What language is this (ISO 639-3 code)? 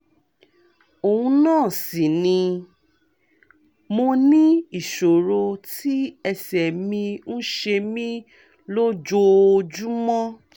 yor